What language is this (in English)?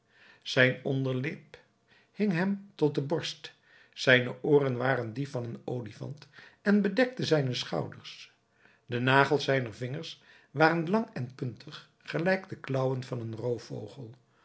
Dutch